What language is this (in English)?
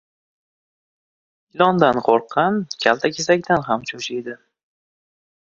Uzbek